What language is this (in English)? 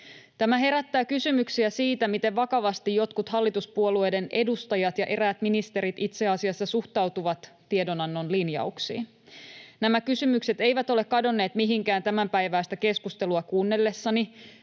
Finnish